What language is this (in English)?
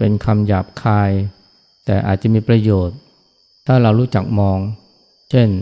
Thai